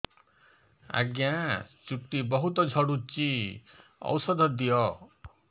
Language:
Odia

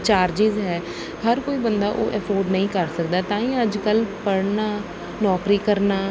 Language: Punjabi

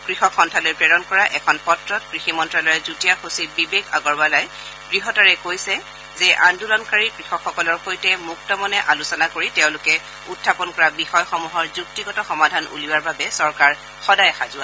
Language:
Assamese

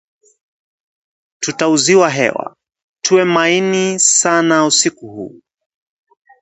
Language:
Swahili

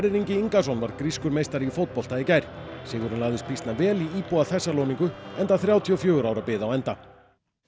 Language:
Icelandic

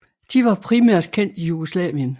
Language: Danish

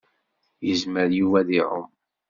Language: Kabyle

